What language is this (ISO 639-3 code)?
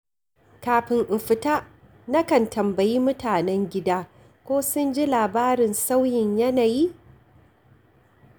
hau